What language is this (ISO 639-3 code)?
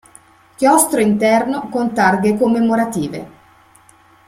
ita